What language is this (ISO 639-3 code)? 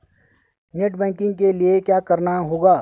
hin